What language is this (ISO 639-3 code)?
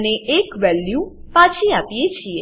guj